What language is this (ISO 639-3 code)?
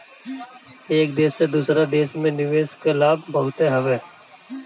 bho